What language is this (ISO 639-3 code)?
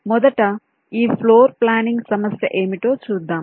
tel